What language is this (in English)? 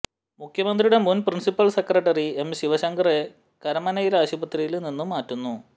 Malayalam